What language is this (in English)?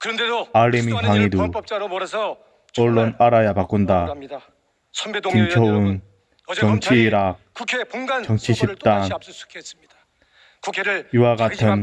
Korean